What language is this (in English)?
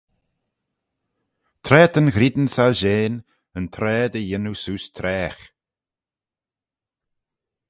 Manx